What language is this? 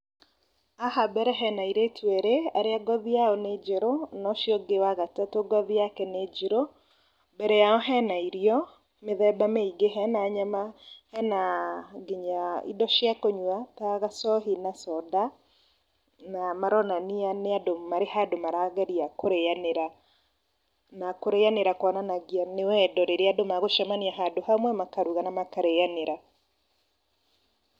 Kikuyu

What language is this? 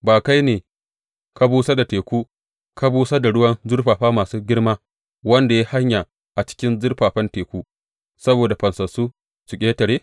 Hausa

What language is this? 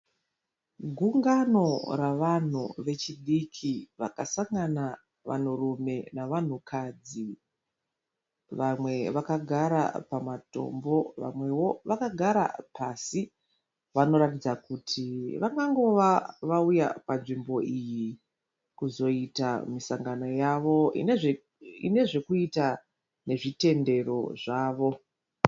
Shona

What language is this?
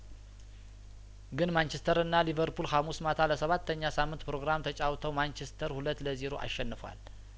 Amharic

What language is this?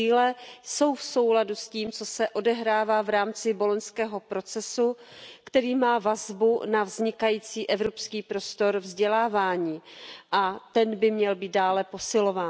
Czech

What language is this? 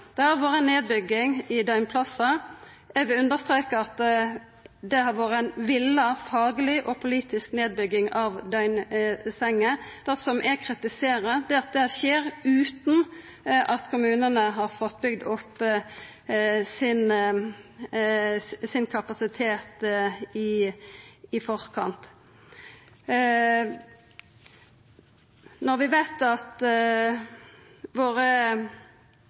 Norwegian Nynorsk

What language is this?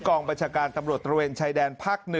Thai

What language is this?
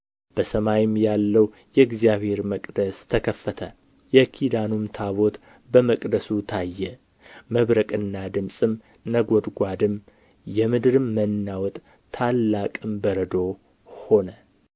Amharic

